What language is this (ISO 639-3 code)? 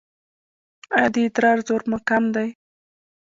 pus